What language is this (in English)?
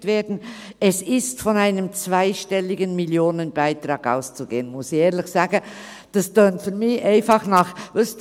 Swiss German